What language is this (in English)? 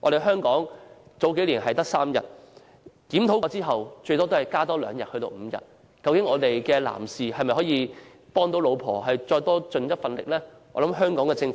Cantonese